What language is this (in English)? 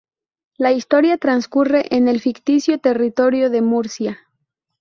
Spanish